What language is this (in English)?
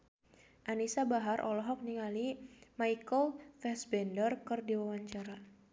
Sundanese